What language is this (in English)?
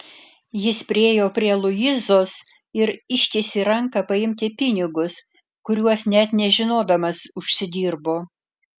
Lithuanian